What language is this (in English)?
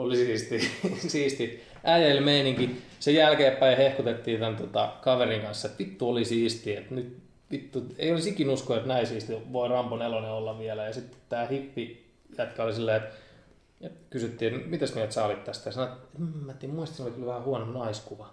Finnish